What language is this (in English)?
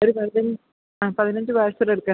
Malayalam